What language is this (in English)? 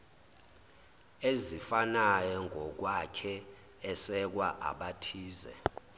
Zulu